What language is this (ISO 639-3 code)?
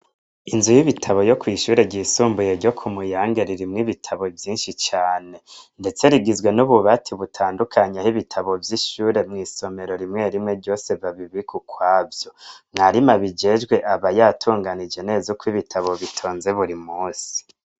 run